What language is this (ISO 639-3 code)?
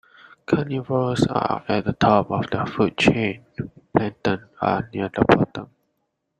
eng